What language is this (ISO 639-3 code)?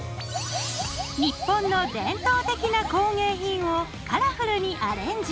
jpn